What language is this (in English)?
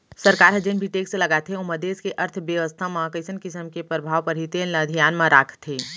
Chhattisgarhi